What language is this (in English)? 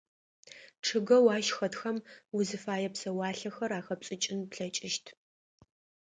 Adyghe